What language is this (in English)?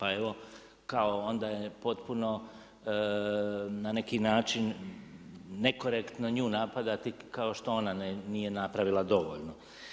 Croatian